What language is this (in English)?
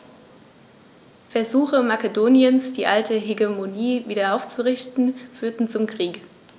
German